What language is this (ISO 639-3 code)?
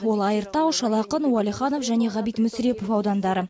kaz